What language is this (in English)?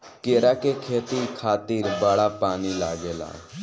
Bhojpuri